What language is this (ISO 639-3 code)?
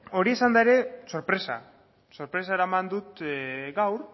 eus